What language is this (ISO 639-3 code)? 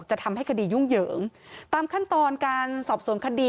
tha